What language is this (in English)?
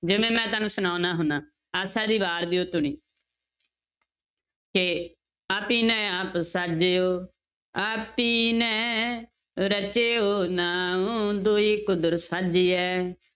Punjabi